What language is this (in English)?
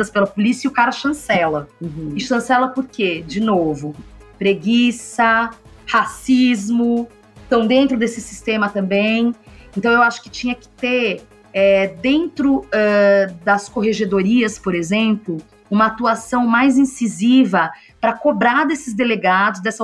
Portuguese